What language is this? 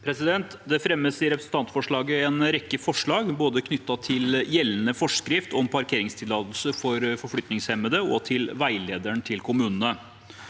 Norwegian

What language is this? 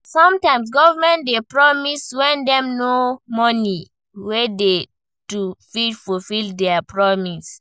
Nigerian Pidgin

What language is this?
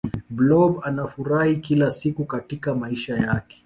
Swahili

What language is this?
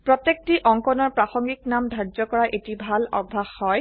Assamese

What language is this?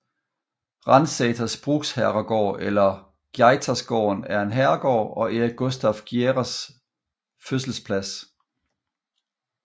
Danish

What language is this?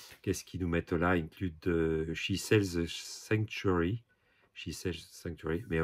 French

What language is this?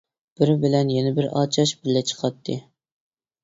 Uyghur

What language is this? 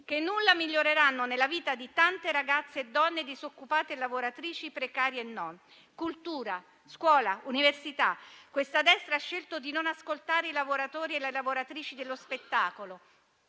Italian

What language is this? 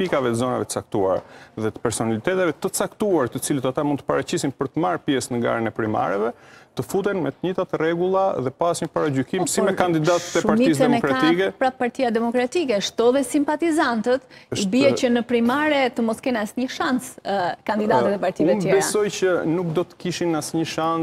Romanian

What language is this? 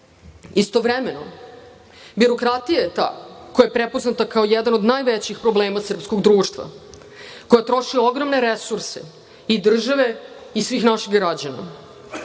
Serbian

